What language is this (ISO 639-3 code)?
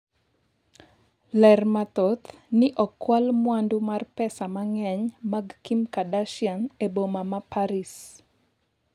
luo